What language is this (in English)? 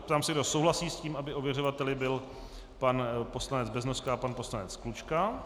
Czech